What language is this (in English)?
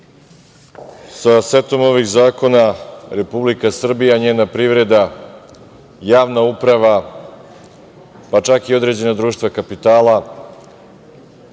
Serbian